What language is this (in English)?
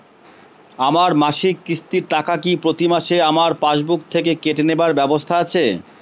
Bangla